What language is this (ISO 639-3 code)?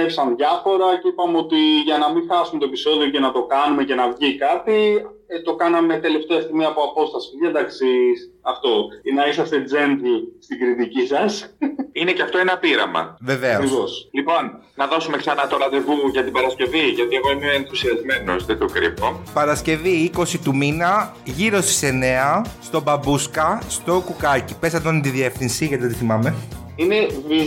ell